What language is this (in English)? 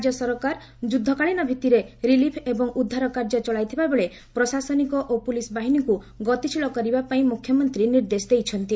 Odia